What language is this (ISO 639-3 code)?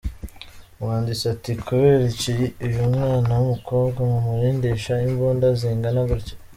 kin